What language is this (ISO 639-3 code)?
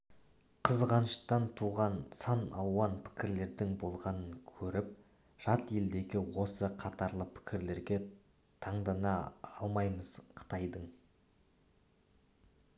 kaz